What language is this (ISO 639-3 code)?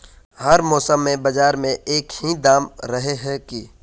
mag